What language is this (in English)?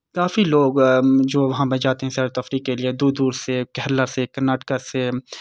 Urdu